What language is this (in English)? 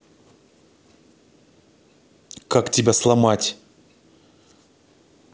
Russian